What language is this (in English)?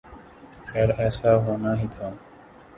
Urdu